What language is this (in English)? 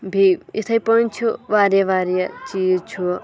Kashmiri